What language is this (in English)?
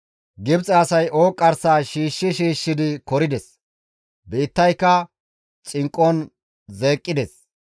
Gamo